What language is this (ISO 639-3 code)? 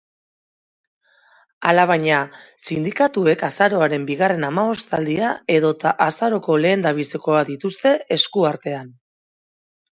eus